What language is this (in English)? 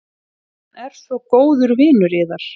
Icelandic